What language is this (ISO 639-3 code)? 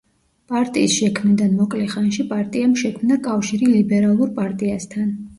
kat